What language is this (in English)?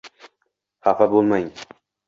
Uzbek